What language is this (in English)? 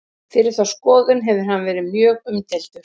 Icelandic